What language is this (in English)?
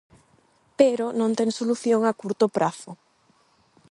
Galician